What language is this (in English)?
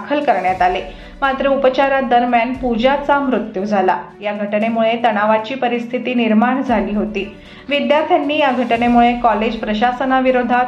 Marathi